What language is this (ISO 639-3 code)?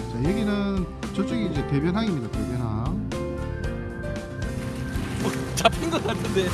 kor